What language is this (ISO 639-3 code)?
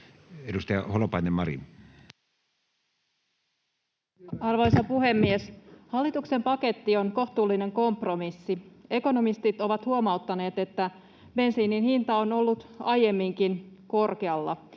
fin